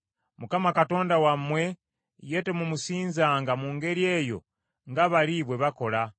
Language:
Ganda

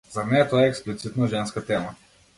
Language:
Macedonian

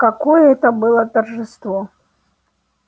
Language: Russian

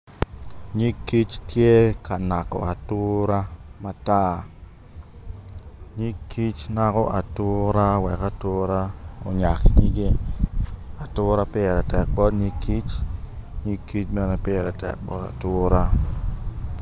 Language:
Acoli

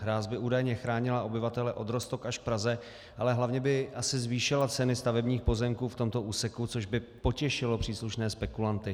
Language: Czech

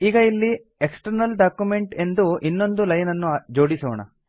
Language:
Kannada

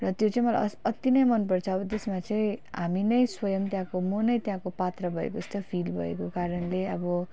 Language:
Nepali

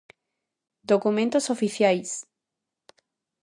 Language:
Galician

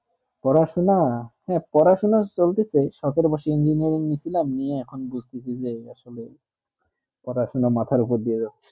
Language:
Bangla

